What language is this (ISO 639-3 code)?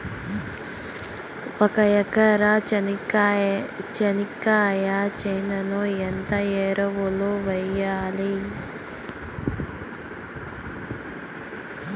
tel